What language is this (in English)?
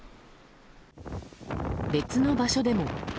Japanese